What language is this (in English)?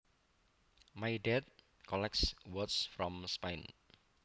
Javanese